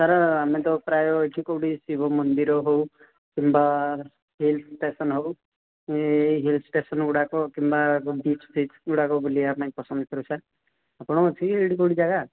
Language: Odia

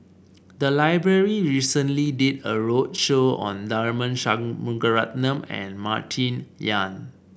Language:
English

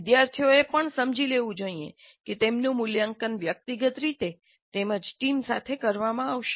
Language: Gujarati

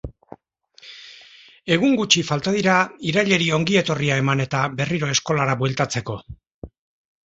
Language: Basque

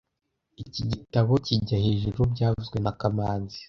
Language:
Kinyarwanda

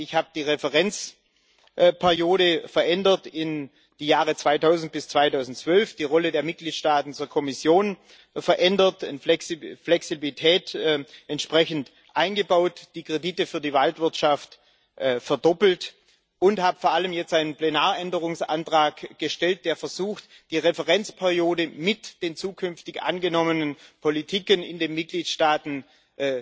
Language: German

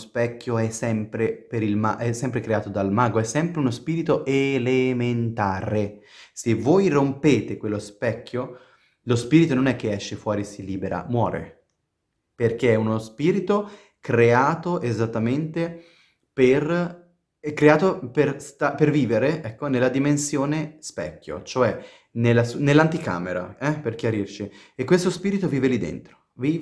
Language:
Italian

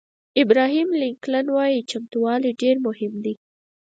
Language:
Pashto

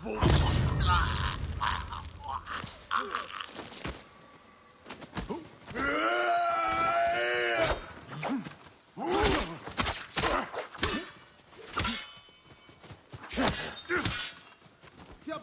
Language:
Portuguese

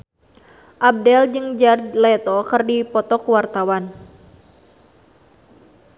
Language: Sundanese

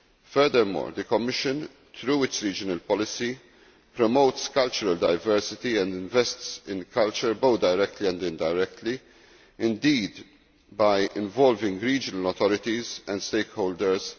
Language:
English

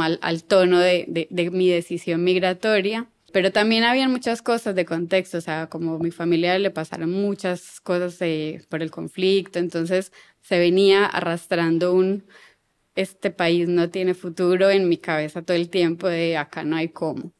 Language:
Spanish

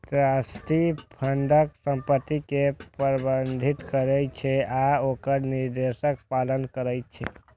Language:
Maithili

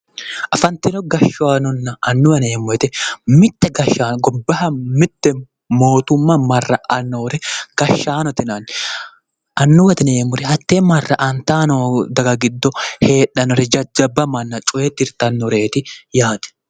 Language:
Sidamo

